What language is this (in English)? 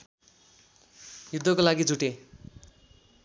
Nepali